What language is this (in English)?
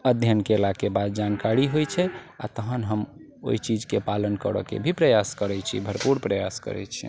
Maithili